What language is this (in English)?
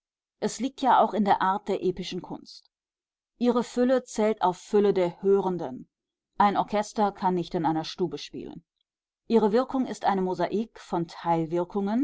German